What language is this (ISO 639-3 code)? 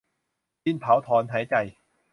tha